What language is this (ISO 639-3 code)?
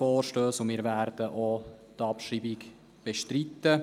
gsw